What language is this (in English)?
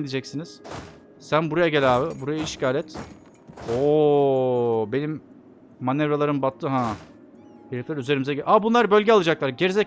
Turkish